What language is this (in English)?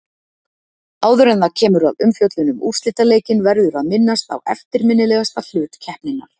Icelandic